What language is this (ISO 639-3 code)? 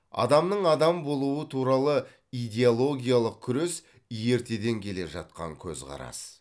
kaz